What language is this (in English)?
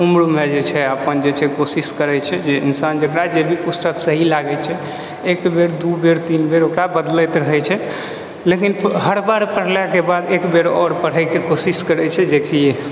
Maithili